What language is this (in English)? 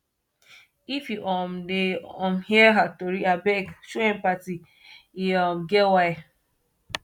Nigerian Pidgin